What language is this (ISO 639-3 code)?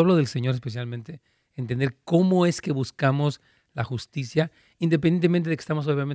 spa